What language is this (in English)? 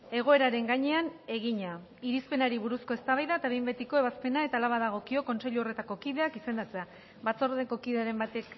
Basque